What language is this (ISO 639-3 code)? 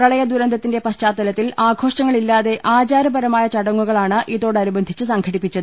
mal